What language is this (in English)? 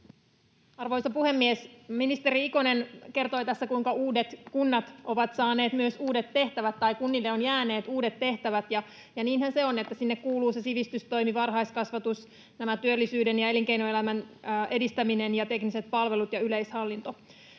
Finnish